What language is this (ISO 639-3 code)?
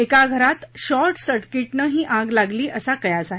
mar